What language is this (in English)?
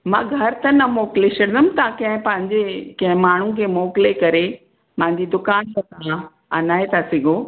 Sindhi